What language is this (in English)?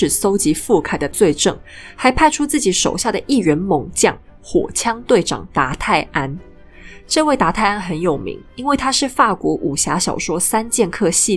Chinese